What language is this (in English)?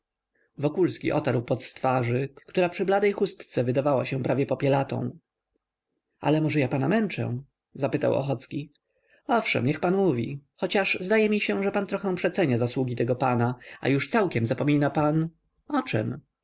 Polish